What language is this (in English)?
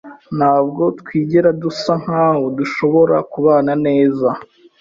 Kinyarwanda